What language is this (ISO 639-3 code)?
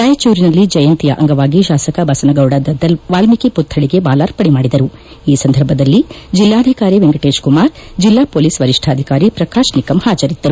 kan